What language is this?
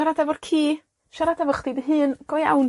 Welsh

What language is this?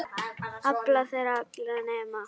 Icelandic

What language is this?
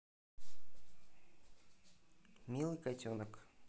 Russian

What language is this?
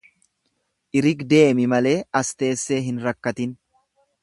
Oromo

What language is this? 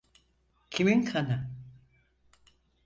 Turkish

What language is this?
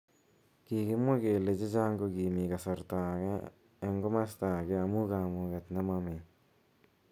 Kalenjin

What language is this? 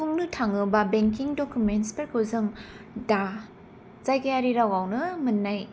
Bodo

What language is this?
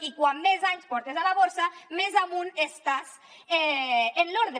Catalan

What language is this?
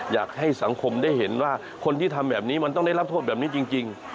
Thai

